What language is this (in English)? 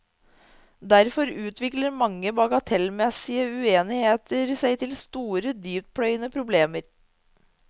Norwegian